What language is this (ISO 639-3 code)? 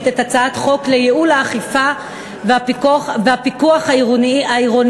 heb